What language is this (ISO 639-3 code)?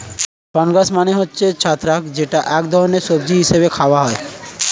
ben